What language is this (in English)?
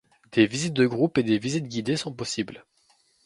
French